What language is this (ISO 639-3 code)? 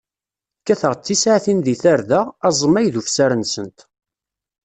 kab